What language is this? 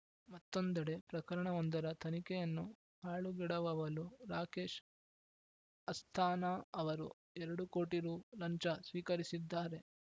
Kannada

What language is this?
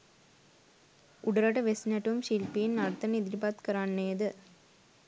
Sinhala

